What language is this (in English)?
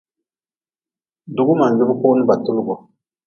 Nawdm